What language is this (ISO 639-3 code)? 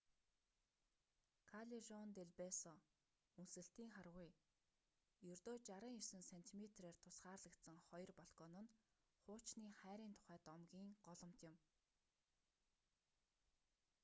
mon